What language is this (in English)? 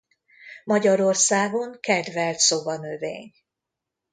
Hungarian